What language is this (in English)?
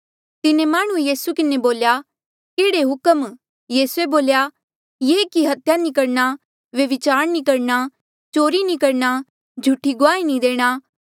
Mandeali